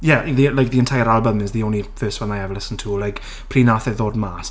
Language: Welsh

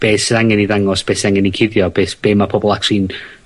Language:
Welsh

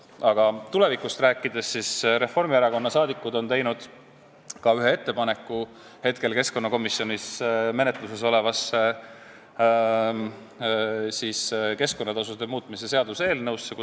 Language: Estonian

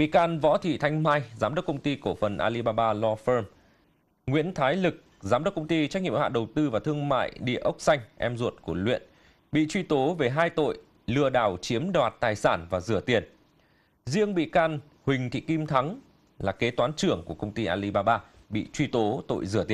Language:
Vietnamese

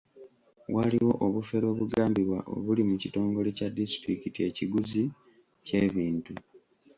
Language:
Ganda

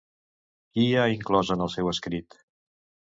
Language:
Catalan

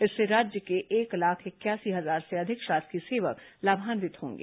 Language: Hindi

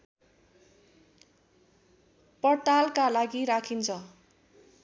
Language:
Nepali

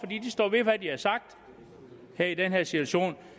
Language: Danish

